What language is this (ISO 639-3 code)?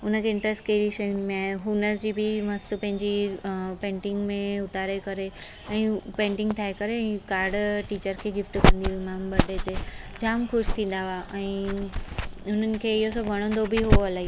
snd